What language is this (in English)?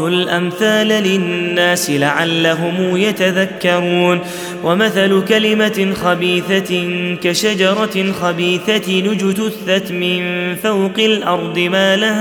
Arabic